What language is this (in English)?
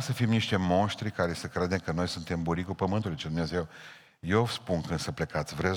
Romanian